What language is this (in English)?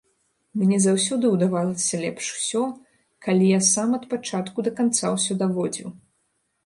Belarusian